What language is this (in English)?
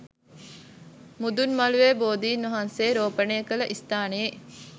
Sinhala